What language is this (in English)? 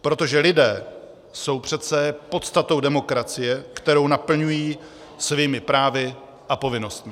Czech